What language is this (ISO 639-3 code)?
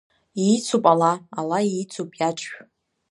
abk